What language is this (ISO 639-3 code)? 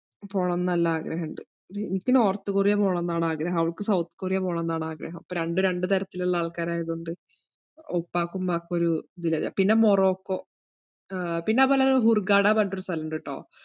mal